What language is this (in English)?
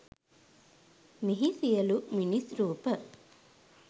Sinhala